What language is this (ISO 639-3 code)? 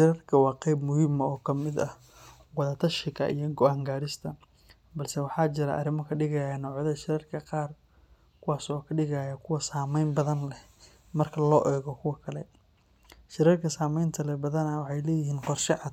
som